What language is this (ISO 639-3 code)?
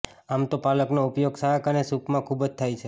guj